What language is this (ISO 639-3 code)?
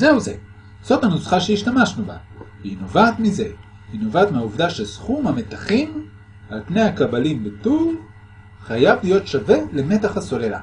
heb